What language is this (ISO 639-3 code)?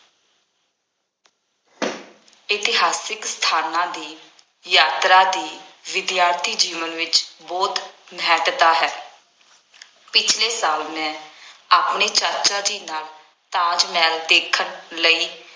pan